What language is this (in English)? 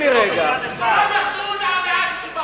Hebrew